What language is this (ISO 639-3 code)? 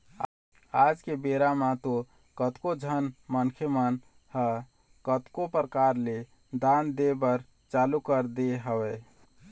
hne